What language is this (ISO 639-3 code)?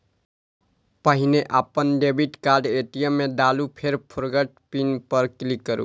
mai